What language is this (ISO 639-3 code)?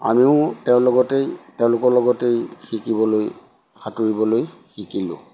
asm